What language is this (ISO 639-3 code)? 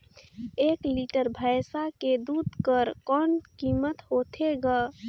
hne